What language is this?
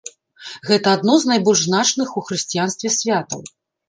Belarusian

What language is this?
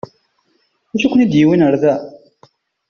Kabyle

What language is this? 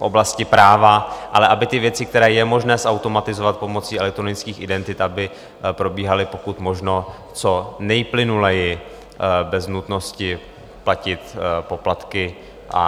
Czech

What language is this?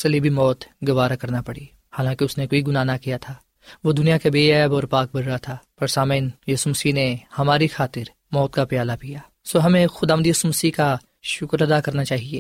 Urdu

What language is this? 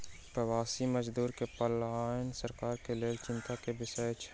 Maithili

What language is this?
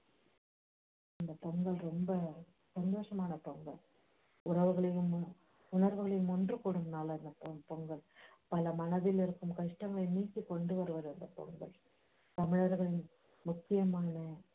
Tamil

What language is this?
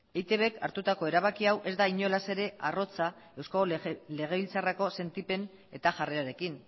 Basque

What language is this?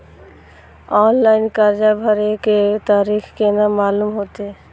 Maithili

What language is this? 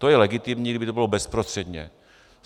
Czech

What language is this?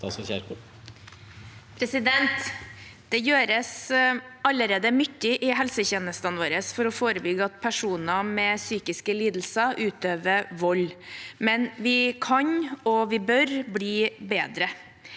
Norwegian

